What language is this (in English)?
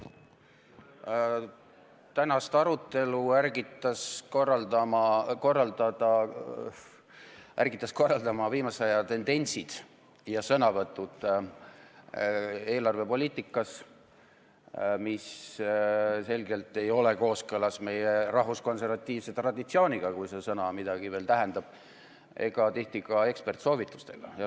Estonian